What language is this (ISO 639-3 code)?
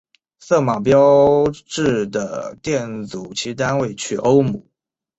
zho